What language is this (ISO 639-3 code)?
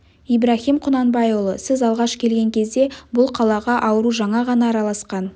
kaz